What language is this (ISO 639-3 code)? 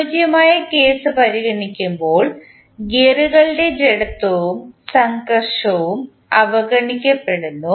mal